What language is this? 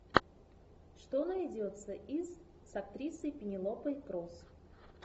Russian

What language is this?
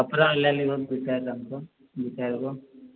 Maithili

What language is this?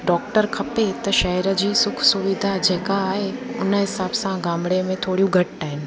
Sindhi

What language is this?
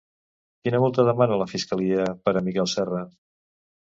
Catalan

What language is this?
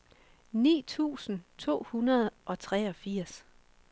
Danish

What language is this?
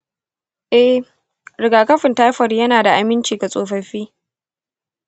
Hausa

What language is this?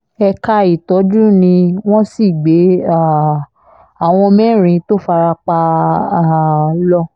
Yoruba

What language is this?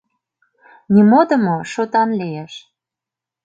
Mari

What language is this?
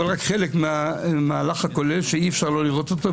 Hebrew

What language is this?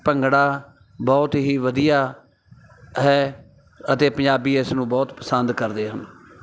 Punjabi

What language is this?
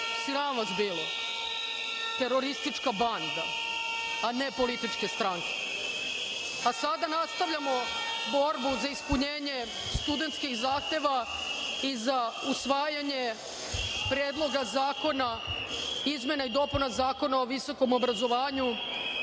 Serbian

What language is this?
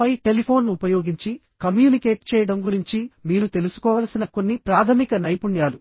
Telugu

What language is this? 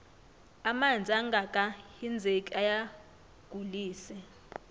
South Ndebele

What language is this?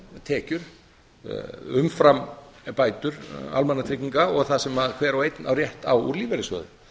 Icelandic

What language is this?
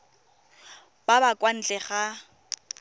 Tswana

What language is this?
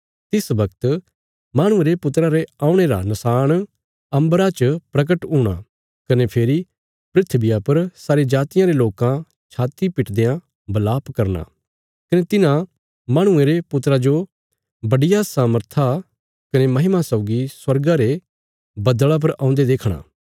Bilaspuri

